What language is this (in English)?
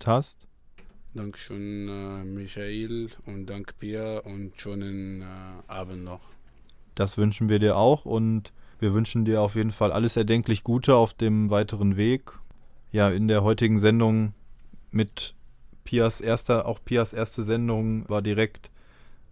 German